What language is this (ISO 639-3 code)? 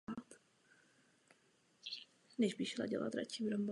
ces